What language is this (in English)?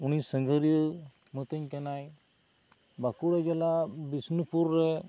Santali